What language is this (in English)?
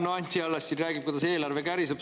Estonian